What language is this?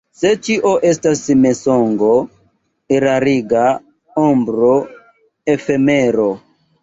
Esperanto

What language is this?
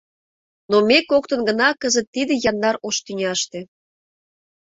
Mari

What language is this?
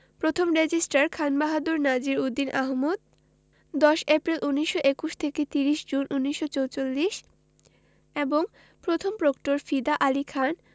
Bangla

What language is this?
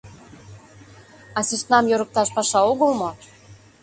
Mari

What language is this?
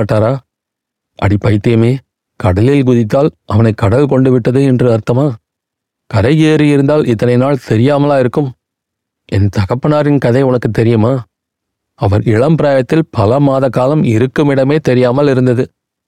Tamil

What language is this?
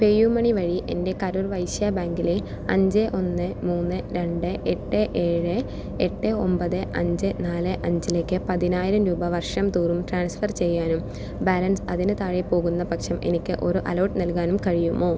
Malayalam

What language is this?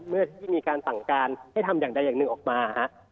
Thai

